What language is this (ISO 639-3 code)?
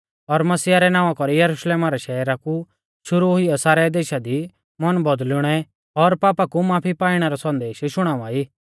bfz